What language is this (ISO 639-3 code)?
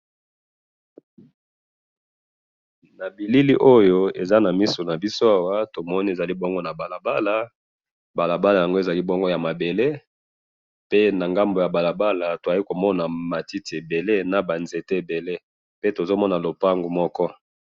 lin